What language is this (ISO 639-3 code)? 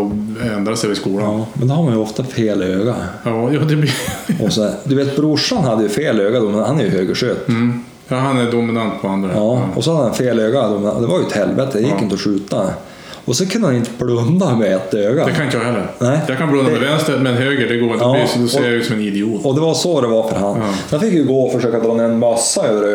swe